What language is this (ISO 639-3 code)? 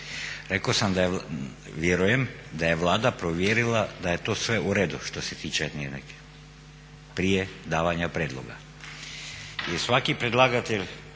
hrv